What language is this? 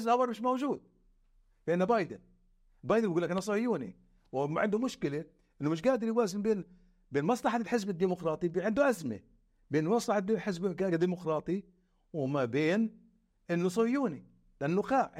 Arabic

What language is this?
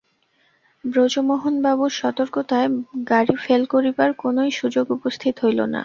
Bangla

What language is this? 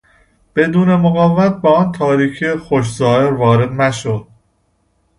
Persian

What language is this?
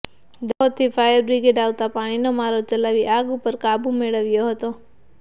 Gujarati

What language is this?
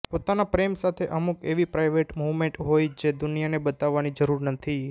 Gujarati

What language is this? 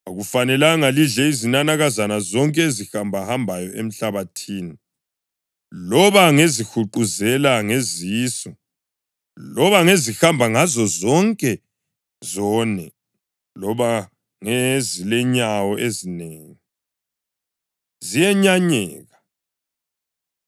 North Ndebele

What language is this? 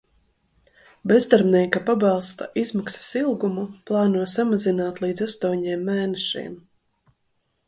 Latvian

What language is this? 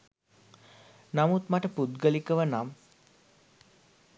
Sinhala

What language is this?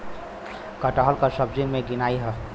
Bhojpuri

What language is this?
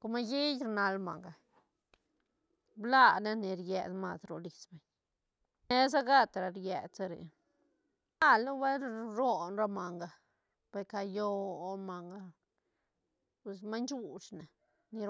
Santa Catarina Albarradas Zapotec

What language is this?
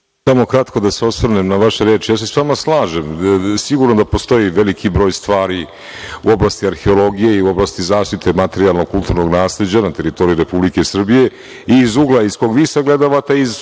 Serbian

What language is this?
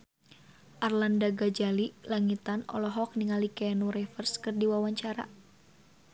Sundanese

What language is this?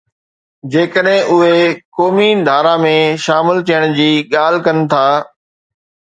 Sindhi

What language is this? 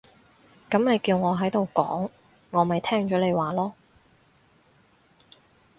Cantonese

